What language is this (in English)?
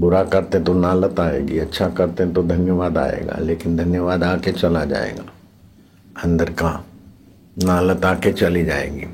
Hindi